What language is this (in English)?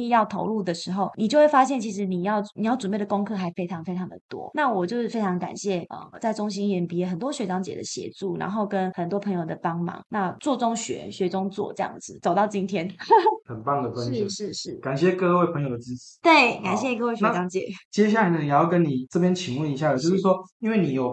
Chinese